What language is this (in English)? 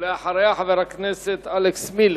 Hebrew